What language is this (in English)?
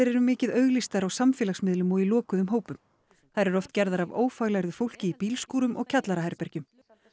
Icelandic